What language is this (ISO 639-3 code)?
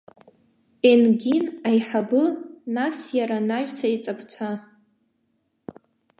abk